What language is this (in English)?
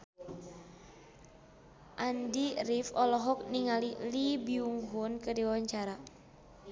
Sundanese